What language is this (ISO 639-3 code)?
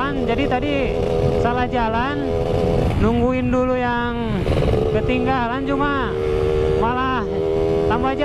ind